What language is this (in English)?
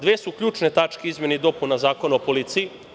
Serbian